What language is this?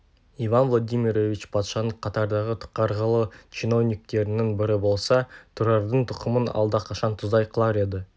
Kazakh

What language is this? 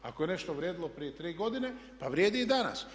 Croatian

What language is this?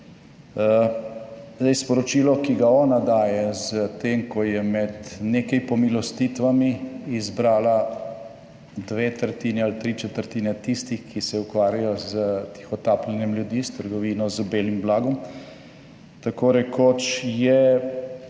Slovenian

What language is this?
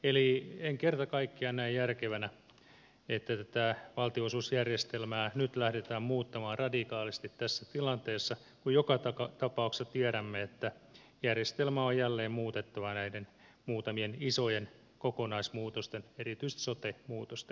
Finnish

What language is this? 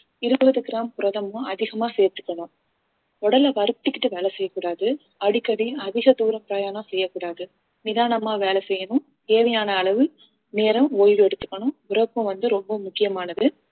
Tamil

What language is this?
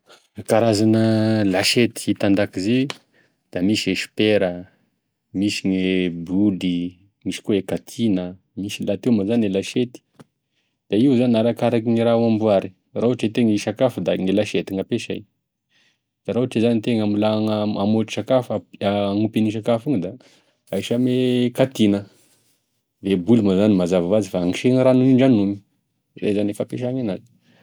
Tesaka Malagasy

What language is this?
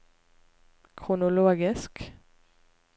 Norwegian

